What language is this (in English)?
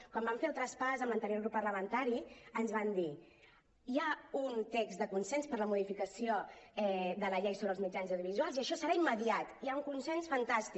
Catalan